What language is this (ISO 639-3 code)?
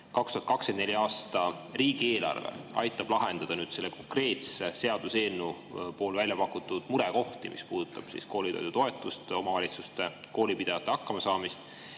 est